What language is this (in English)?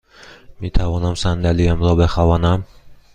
Persian